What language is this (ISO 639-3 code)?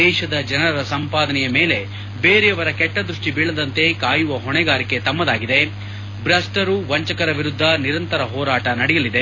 kan